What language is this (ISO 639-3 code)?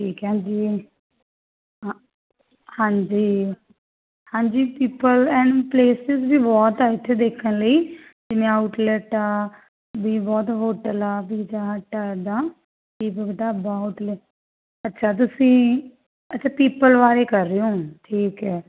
pan